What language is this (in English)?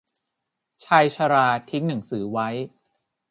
Thai